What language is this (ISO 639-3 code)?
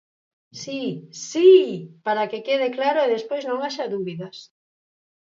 glg